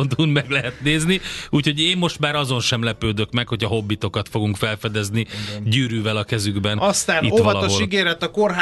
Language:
Hungarian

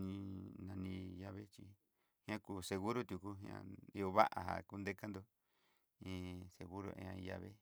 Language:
Southeastern Nochixtlán Mixtec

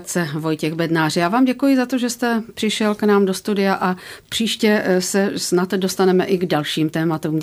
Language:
Czech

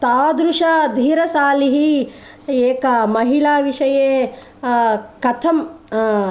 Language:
Sanskrit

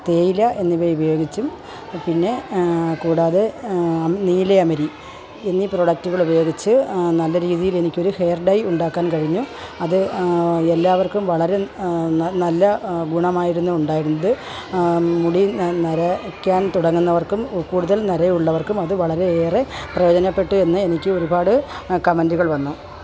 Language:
Malayalam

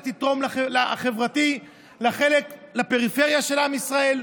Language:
Hebrew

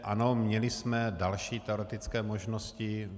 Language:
Czech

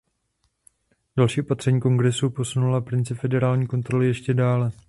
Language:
Czech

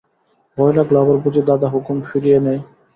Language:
Bangla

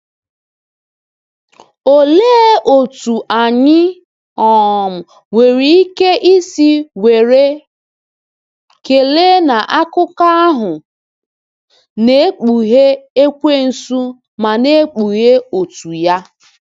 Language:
Igbo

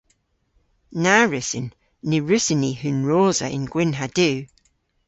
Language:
Cornish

